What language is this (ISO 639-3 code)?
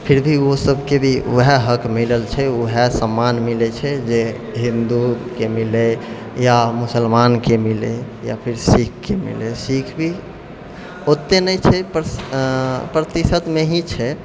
mai